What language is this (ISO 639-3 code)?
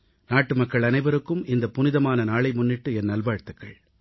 tam